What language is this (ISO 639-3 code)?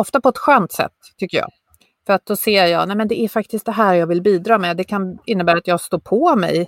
swe